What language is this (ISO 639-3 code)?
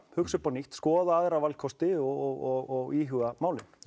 isl